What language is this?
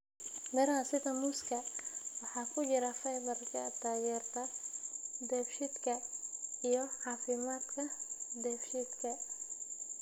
Somali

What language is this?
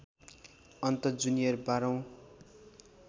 Nepali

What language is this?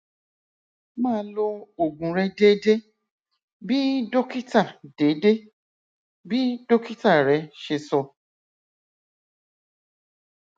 Yoruba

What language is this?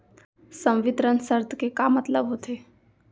Chhattisgarhi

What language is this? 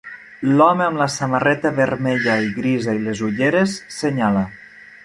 Catalan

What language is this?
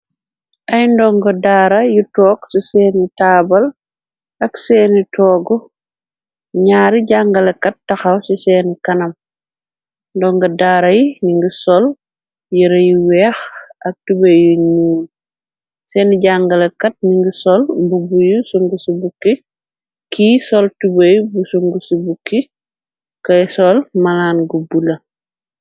Wolof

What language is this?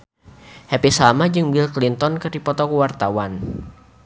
Sundanese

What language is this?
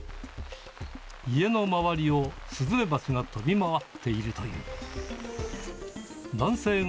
Japanese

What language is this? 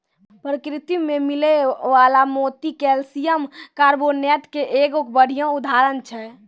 Maithili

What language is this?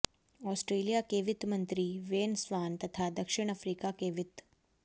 Hindi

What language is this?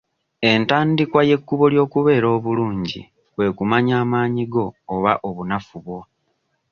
Ganda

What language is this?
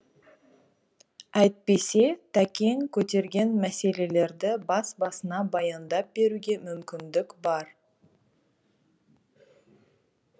Kazakh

